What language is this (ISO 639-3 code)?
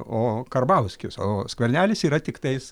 lit